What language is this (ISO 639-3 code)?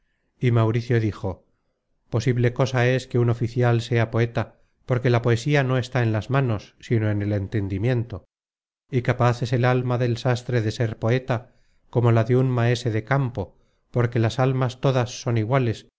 spa